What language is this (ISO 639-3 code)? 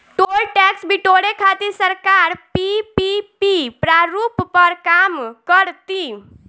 bho